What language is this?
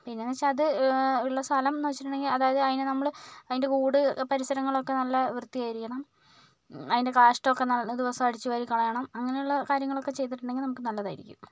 Malayalam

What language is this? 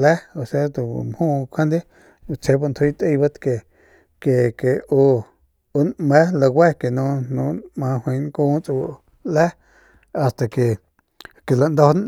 Northern Pame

